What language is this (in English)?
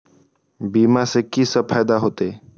Maithili